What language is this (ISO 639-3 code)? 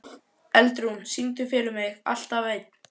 isl